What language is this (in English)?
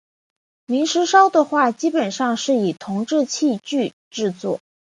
Chinese